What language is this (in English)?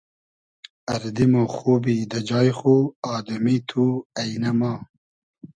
Hazaragi